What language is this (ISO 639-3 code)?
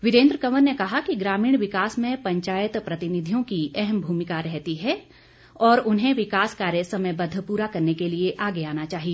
hin